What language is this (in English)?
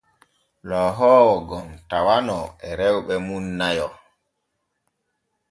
Borgu Fulfulde